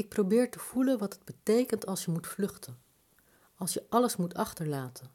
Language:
Dutch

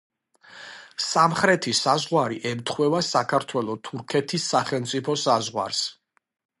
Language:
Georgian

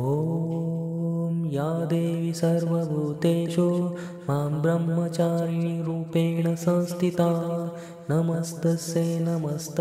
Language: Marathi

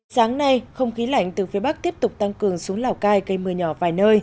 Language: Vietnamese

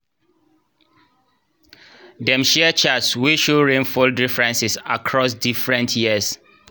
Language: Nigerian Pidgin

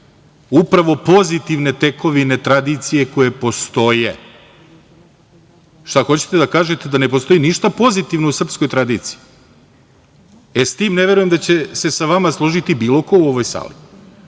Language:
Serbian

